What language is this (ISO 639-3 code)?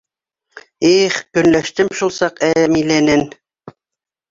bak